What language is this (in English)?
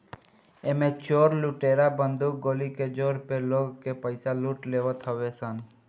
Bhojpuri